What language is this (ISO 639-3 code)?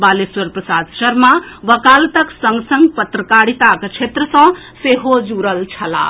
mai